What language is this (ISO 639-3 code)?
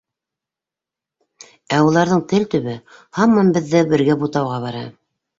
bak